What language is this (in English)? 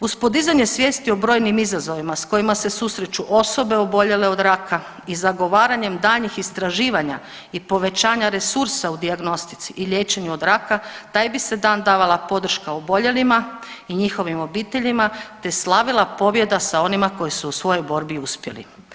Croatian